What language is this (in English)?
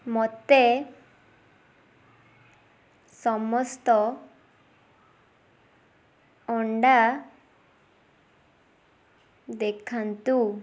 Odia